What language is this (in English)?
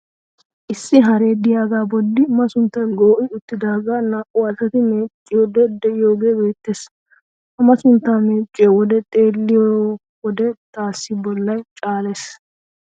Wolaytta